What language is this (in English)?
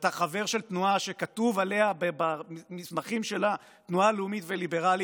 Hebrew